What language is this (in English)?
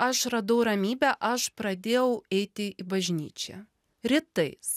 Lithuanian